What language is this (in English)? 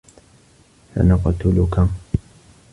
Arabic